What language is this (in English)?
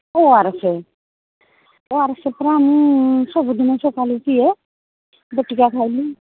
Odia